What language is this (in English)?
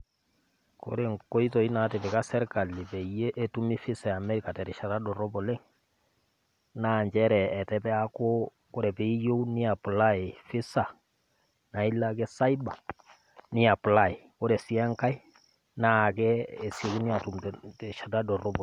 Masai